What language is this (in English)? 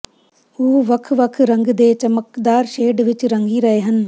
Punjabi